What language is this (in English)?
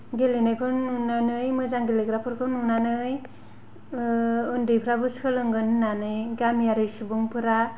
Bodo